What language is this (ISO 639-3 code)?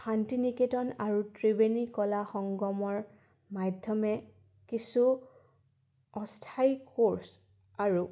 asm